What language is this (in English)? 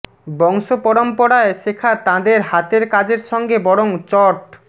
Bangla